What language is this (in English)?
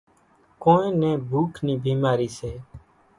Kachi Koli